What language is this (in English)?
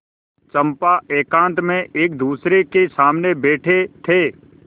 Hindi